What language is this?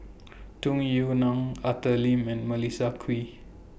English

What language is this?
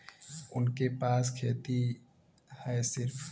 Bhojpuri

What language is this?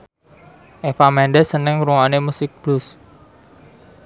Javanese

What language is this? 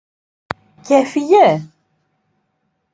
Greek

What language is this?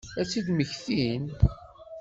Kabyle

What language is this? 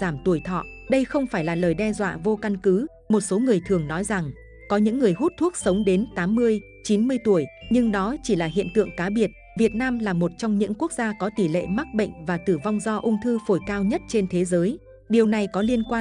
Vietnamese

